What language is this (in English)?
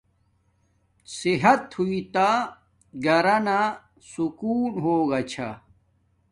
Domaaki